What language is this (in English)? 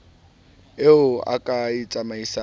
Southern Sotho